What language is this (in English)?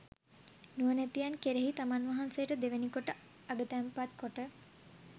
Sinhala